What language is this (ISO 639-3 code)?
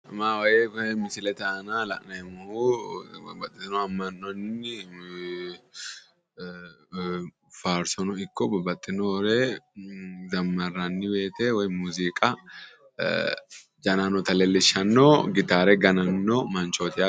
sid